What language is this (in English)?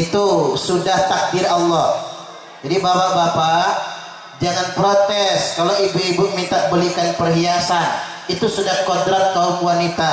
Indonesian